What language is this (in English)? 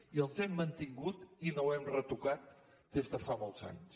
Catalan